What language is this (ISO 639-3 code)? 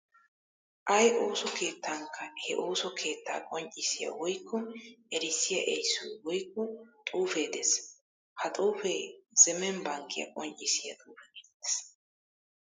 wal